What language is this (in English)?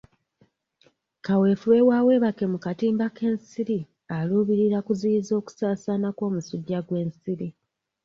Ganda